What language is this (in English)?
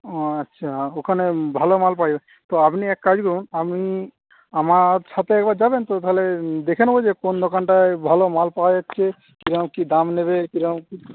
Bangla